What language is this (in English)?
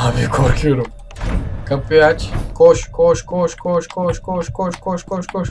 Turkish